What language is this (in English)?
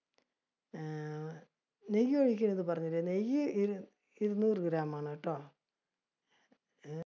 Malayalam